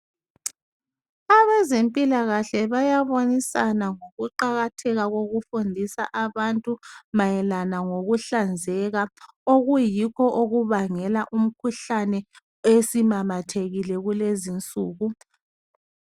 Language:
North Ndebele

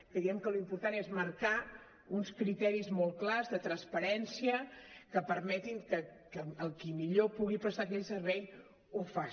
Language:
Catalan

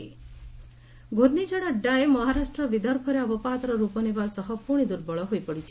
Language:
Odia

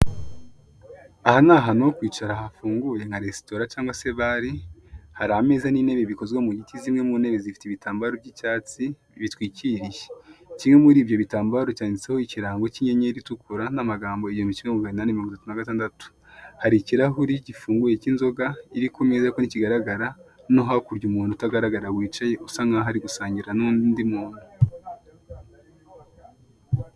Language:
Kinyarwanda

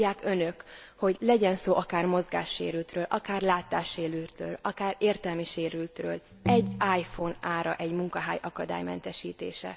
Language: Hungarian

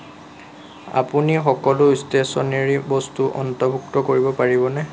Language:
Assamese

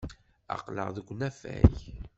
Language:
Kabyle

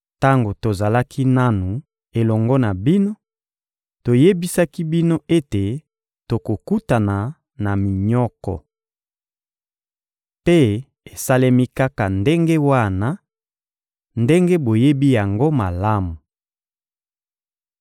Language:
Lingala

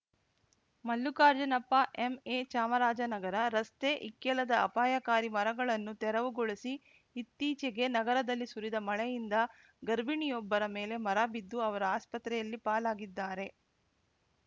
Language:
Kannada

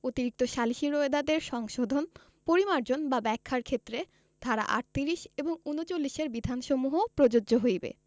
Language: Bangla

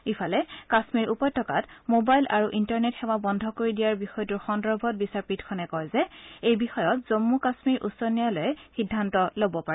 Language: Assamese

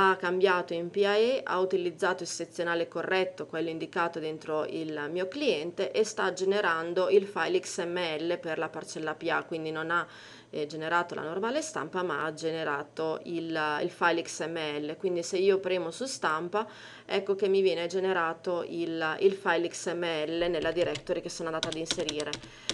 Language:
Italian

